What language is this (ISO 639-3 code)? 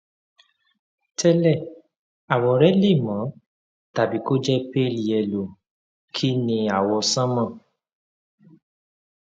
yor